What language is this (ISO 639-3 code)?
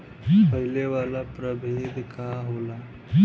bho